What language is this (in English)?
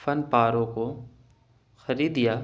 Urdu